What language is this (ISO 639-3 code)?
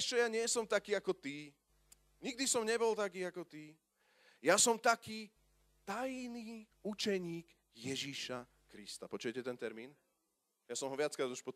slk